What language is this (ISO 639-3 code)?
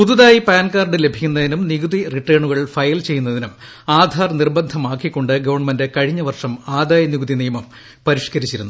mal